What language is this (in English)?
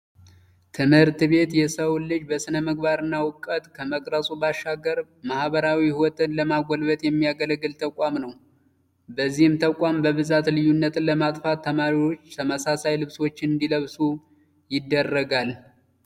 Amharic